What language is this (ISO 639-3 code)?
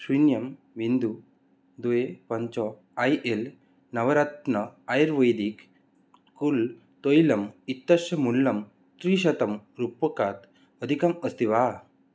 san